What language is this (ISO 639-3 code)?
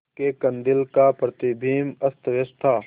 hin